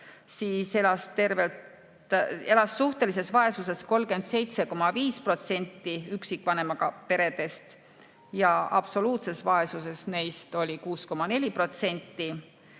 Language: Estonian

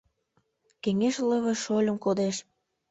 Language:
Mari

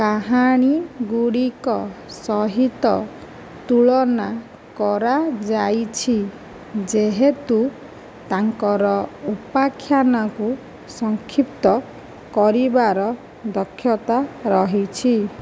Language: Odia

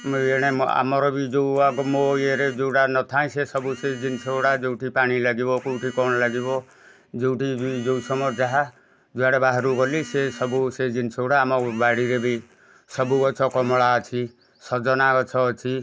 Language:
Odia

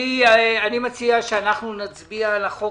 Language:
Hebrew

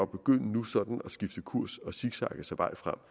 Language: Danish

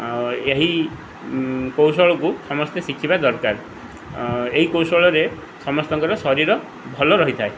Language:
Odia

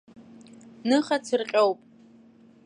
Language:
Abkhazian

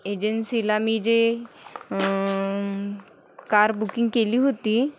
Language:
Marathi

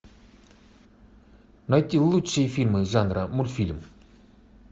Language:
Russian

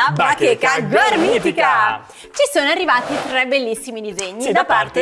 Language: Italian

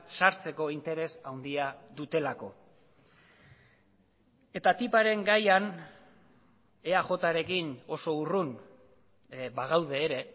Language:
Basque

